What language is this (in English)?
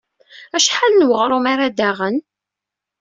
Kabyle